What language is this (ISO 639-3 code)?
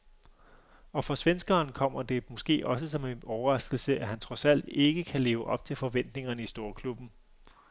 dan